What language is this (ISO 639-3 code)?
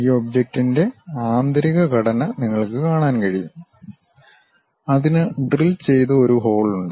mal